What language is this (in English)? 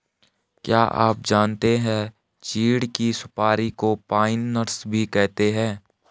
Hindi